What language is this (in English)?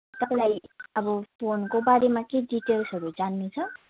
Nepali